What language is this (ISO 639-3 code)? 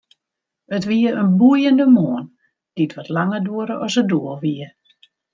fry